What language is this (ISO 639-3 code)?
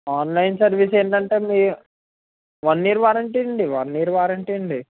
tel